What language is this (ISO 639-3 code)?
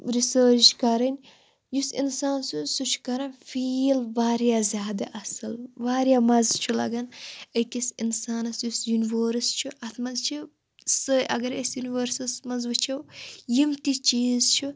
kas